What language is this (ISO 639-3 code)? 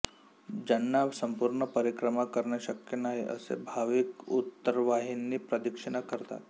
mar